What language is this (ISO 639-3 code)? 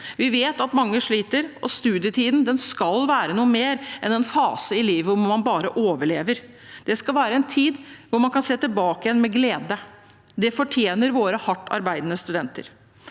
nor